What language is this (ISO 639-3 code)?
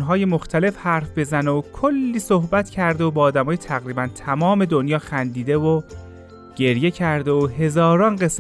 fas